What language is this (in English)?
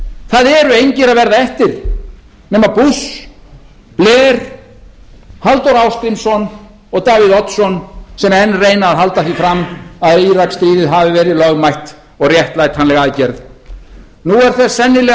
Icelandic